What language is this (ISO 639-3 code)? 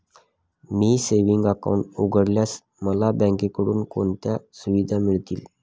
mar